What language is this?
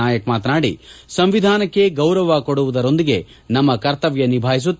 Kannada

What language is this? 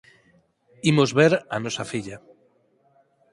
Galician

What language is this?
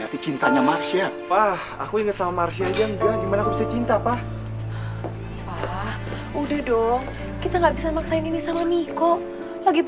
Indonesian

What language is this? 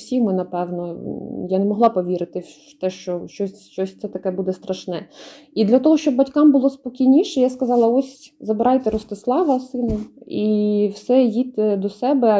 Ukrainian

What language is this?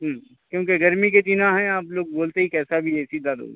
Urdu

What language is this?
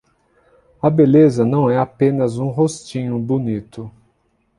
Portuguese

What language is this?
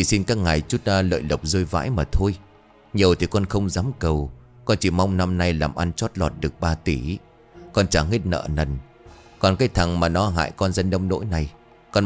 Vietnamese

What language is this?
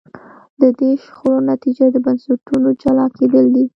Pashto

